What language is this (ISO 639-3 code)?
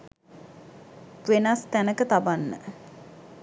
sin